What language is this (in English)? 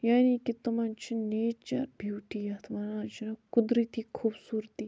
Kashmiri